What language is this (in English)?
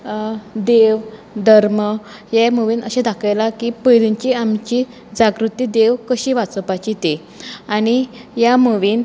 Konkani